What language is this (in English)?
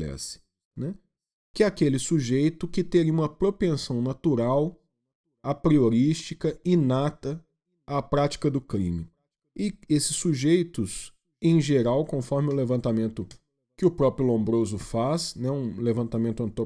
Portuguese